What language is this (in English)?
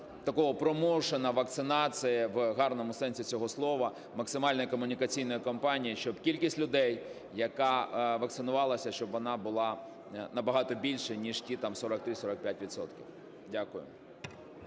Ukrainian